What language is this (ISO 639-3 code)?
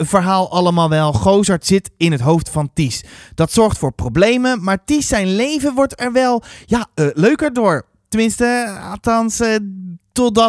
nld